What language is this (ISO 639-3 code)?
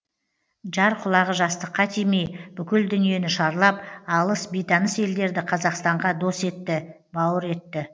kaz